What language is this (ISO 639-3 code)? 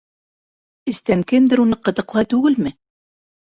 bak